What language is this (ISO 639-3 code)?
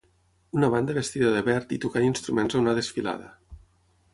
cat